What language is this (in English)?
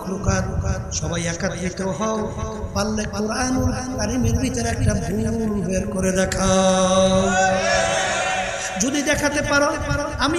Arabic